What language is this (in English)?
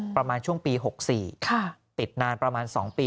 Thai